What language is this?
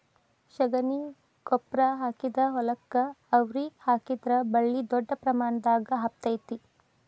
Kannada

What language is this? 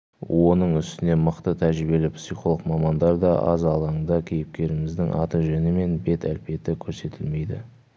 Kazakh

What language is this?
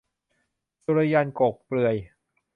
Thai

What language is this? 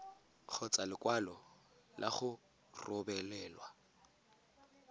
Tswana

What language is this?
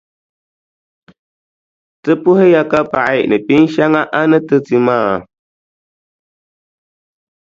Dagbani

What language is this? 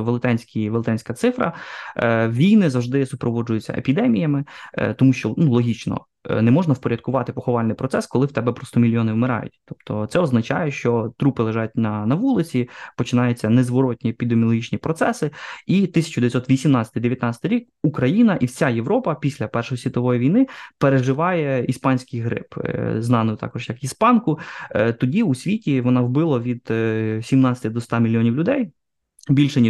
Ukrainian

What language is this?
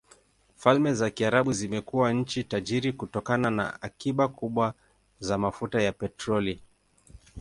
Swahili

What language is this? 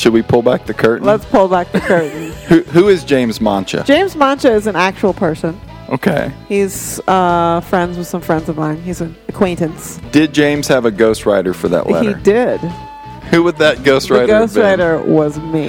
English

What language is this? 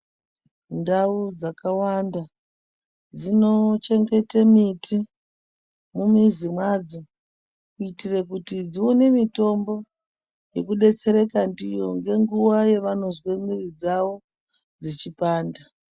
Ndau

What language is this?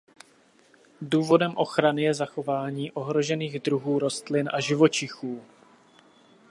Czech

